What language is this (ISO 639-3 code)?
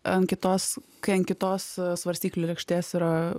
lit